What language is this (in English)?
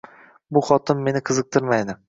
Uzbek